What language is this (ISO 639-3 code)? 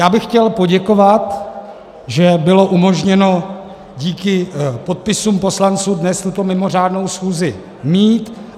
ces